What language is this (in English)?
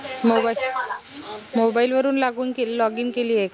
Marathi